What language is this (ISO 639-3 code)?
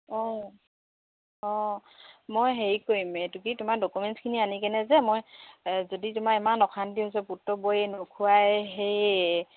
asm